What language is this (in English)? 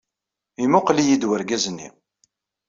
Kabyle